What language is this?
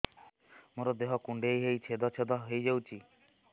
Odia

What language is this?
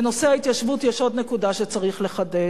Hebrew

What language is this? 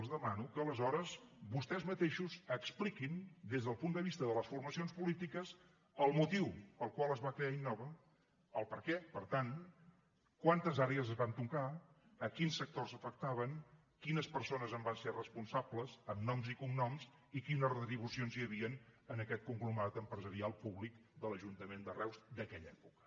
Catalan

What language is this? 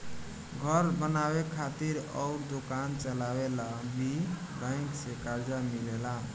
Bhojpuri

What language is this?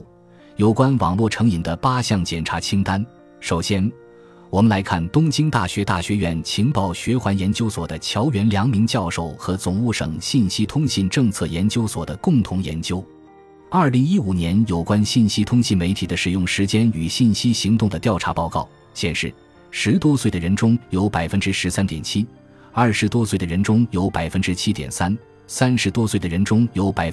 Chinese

